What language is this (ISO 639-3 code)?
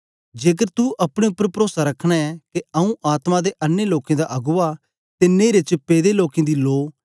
doi